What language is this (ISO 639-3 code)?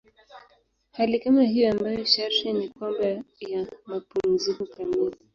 swa